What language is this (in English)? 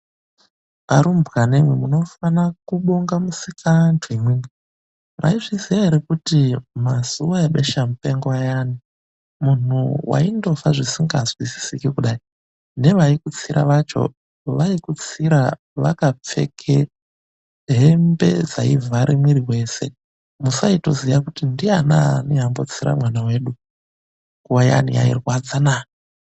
Ndau